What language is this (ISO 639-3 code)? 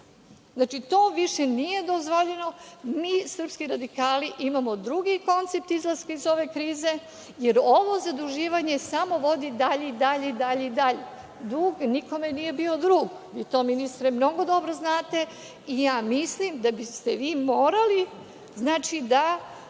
srp